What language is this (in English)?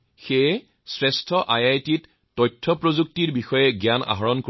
Assamese